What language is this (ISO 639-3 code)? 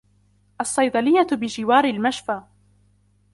ara